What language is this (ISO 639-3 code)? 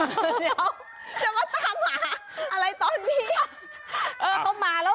tha